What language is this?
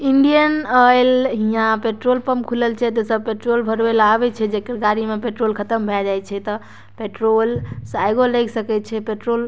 Maithili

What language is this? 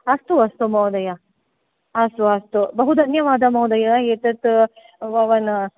Sanskrit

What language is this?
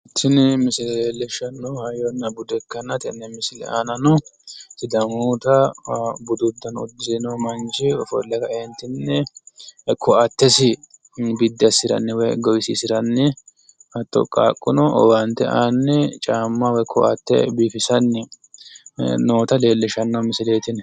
Sidamo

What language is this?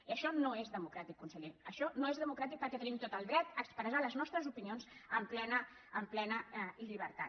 Catalan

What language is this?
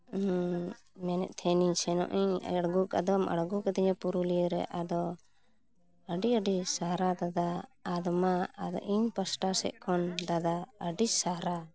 Santali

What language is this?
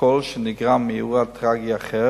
Hebrew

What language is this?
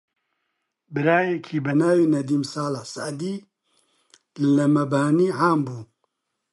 Central Kurdish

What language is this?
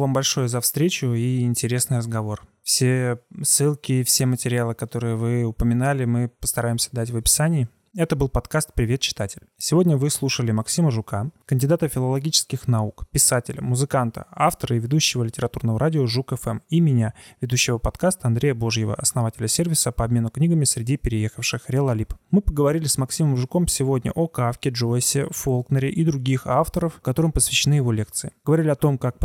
Russian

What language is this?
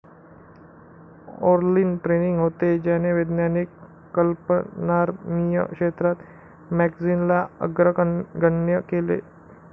Marathi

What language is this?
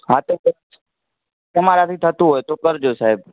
Gujarati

